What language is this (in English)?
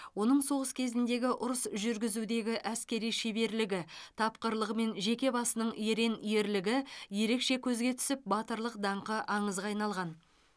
Kazakh